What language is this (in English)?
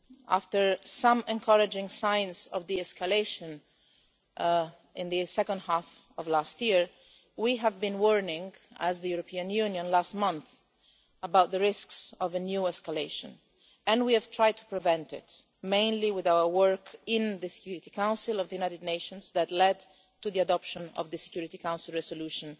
English